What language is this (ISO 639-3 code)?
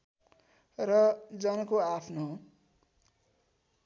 nep